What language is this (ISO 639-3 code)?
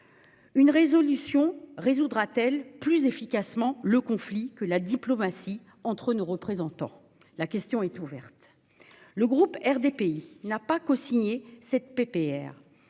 fra